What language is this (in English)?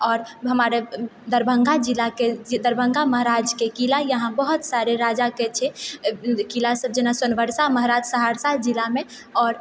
Maithili